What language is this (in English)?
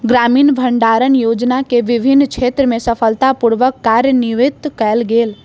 Maithili